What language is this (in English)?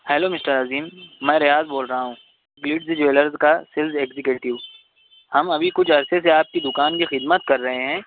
Urdu